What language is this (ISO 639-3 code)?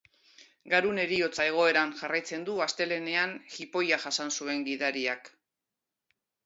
eus